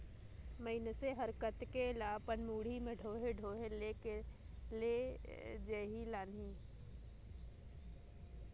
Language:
Chhattisgarhi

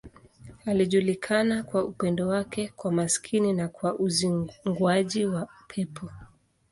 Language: Swahili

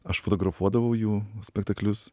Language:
Lithuanian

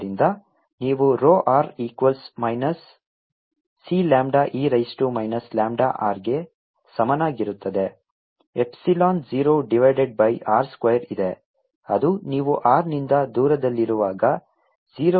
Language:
Kannada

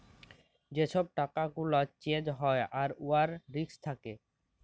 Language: Bangla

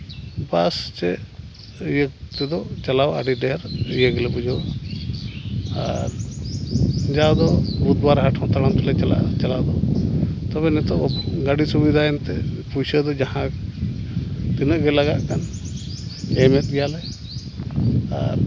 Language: Santali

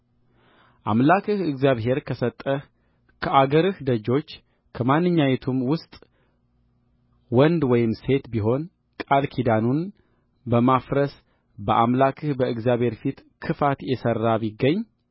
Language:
Amharic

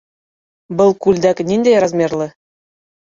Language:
Bashkir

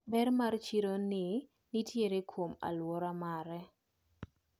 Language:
Luo (Kenya and Tanzania)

